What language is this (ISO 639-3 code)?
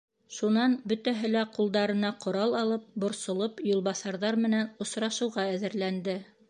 bak